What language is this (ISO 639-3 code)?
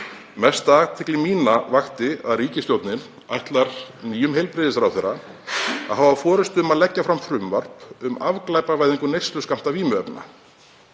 isl